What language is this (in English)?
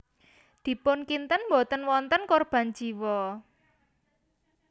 Javanese